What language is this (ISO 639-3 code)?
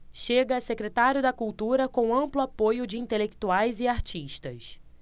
por